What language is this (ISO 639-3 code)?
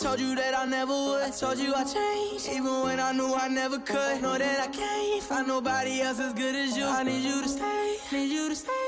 deu